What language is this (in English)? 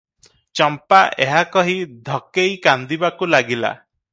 Odia